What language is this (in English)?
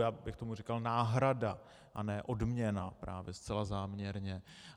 Czech